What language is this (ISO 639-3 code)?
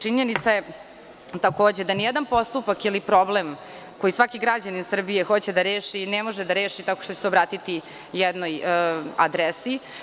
srp